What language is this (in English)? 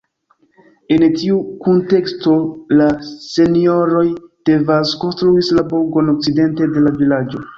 Esperanto